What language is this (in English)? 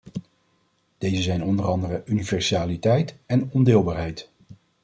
Dutch